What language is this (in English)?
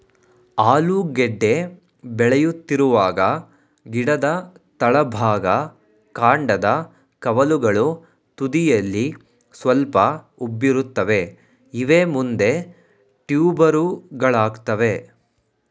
Kannada